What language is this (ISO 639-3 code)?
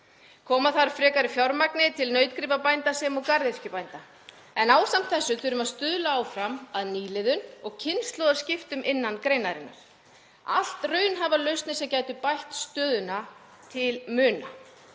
isl